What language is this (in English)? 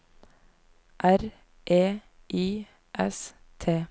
Norwegian